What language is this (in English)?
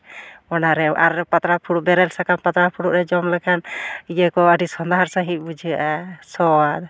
Santali